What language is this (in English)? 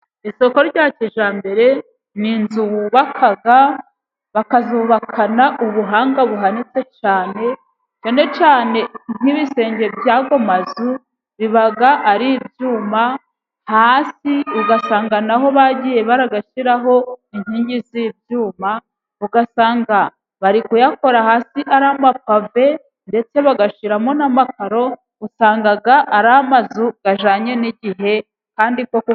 Kinyarwanda